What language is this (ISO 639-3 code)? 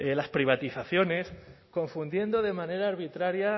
spa